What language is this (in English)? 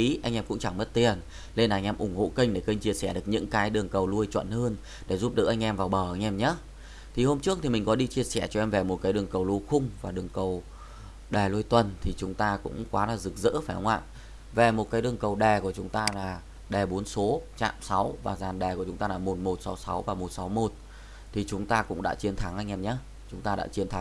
Vietnamese